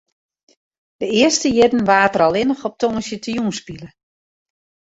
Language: Western Frisian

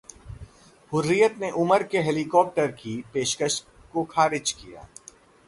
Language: Hindi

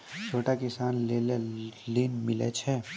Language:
Maithili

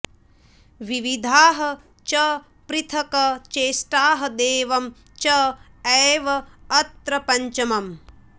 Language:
Sanskrit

